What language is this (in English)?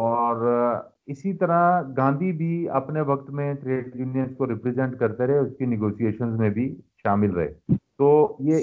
Urdu